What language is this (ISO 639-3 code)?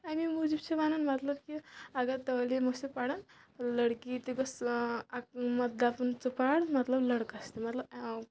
kas